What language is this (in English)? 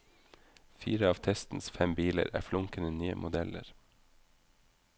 Norwegian